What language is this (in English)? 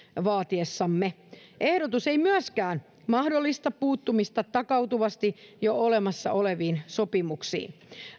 Finnish